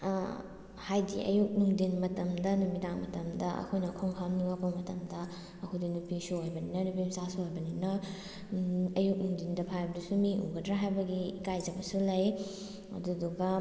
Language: Manipuri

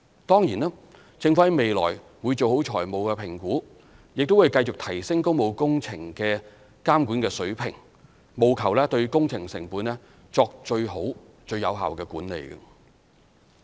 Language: Cantonese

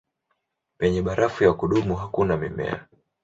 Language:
Swahili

